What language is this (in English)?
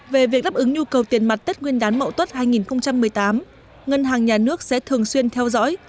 Vietnamese